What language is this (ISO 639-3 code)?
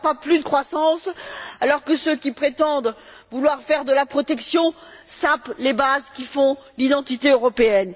fra